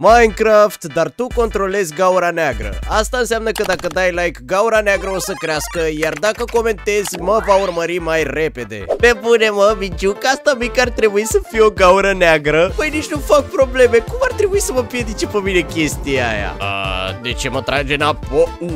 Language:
Romanian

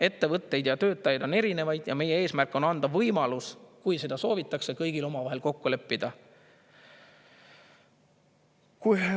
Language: Estonian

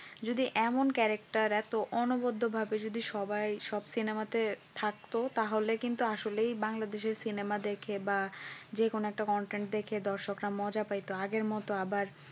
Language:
Bangla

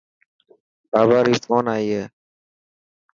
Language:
Dhatki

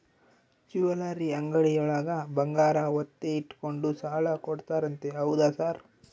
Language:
Kannada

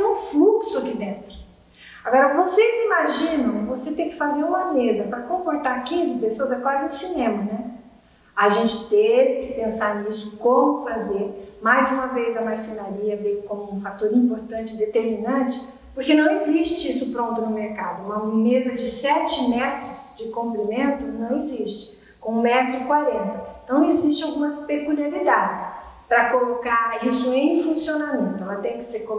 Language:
Portuguese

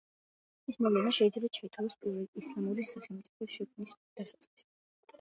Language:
Georgian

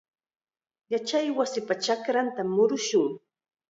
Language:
Chiquián Ancash Quechua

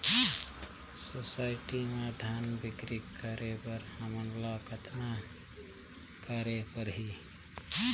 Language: Chhattisgarhi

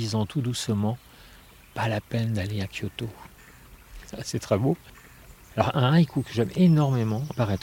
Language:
French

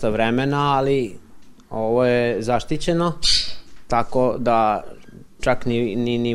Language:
Croatian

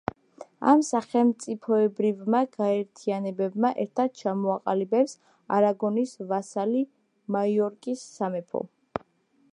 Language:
Georgian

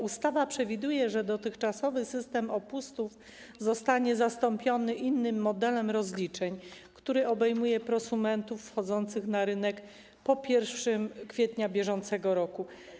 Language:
Polish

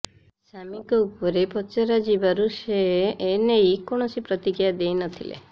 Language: Odia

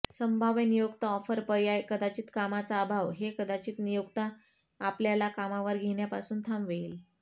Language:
Marathi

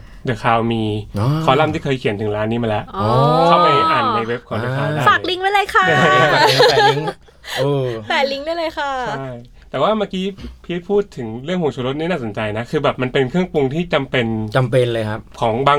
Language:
Thai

